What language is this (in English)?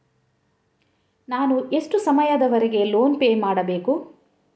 Kannada